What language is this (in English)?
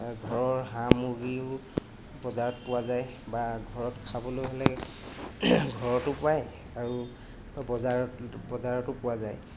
Assamese